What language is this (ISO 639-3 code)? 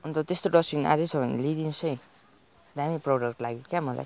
nep